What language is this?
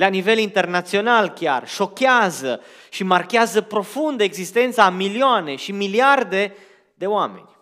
Romanian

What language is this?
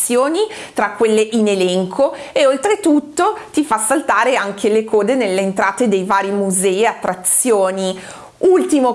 Italian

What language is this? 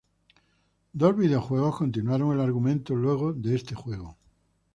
Spanish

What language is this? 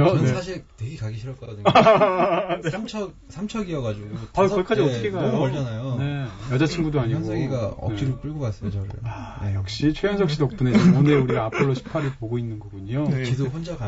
Korean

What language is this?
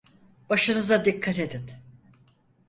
Turkish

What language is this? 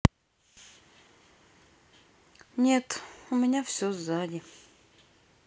Russian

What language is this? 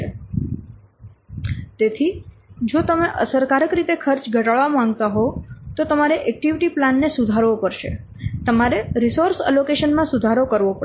Gujarati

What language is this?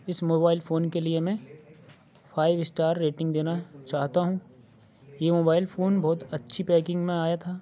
Urdu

